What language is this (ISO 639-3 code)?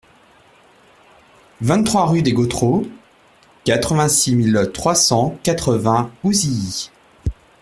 fra